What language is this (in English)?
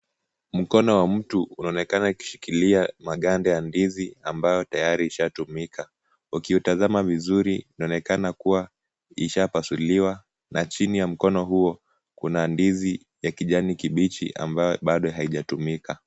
Swahili